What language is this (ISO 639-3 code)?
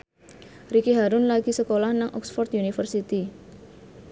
jav